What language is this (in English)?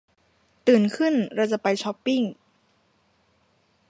Thai